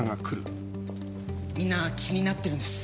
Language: Japanese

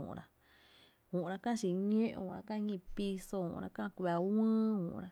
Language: Tepinapa Chinantec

